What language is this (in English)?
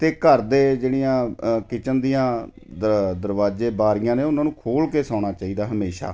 Punjabi